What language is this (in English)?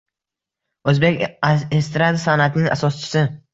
Uzbek